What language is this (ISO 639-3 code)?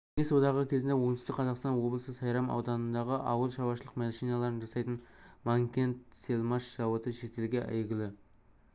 kaz